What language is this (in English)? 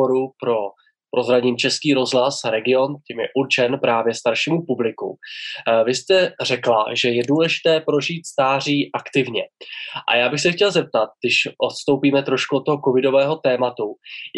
Czech